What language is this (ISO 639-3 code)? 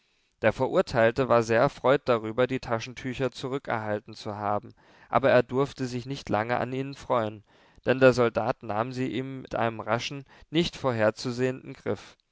deu